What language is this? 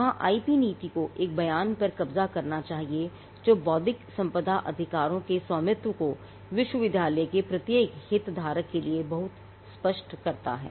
Hindi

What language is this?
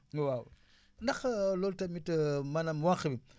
Wolof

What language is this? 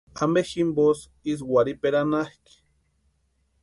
Western Highland Purepecha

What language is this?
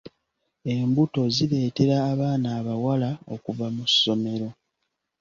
Ganda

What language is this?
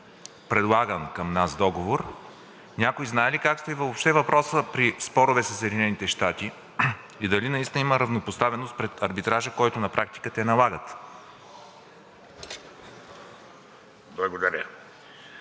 Bulgarian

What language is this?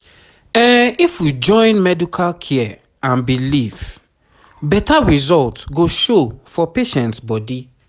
Nigerian Pidgin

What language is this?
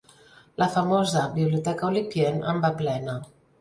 Catalan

